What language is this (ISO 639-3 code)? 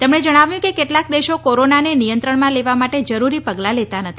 guj